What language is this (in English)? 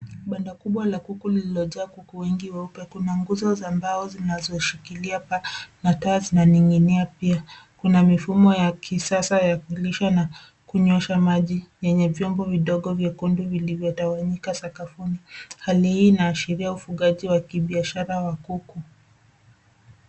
Swahili